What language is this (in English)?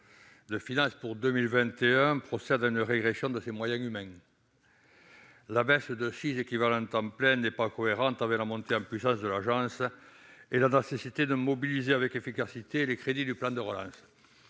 French